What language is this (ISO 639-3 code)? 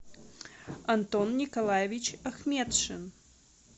rus